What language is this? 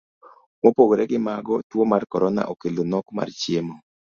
Luo (Kenya and Tanzania)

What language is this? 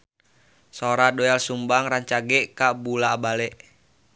Sundanese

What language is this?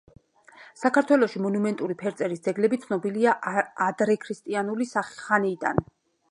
Georgian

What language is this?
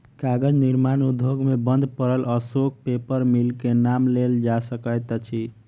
Maithili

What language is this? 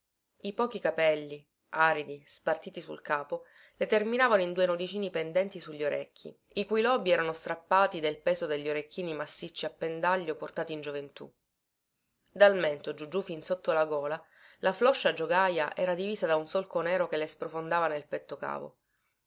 Italian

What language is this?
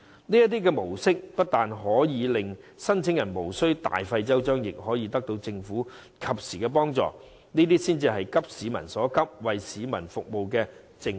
Cantonese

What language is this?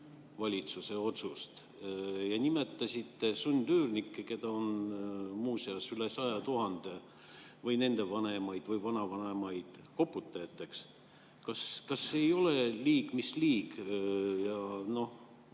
Estonian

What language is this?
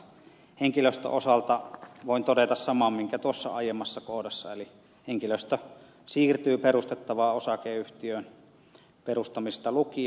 Finnish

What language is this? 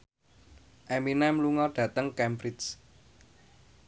Javanese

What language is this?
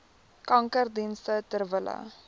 Afrikaans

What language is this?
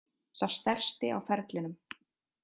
Icelandic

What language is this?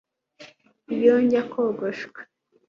Kinyarwanda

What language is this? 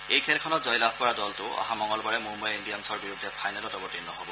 Assamese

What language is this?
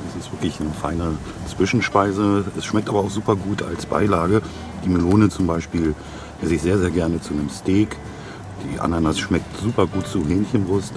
German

